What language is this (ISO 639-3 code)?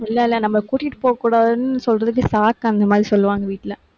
tam